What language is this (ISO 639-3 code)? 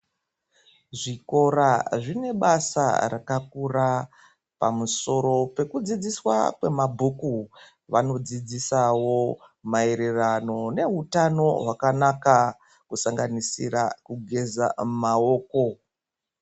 ndc